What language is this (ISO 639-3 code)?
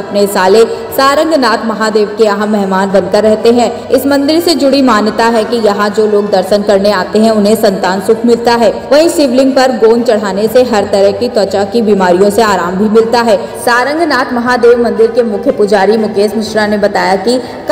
hin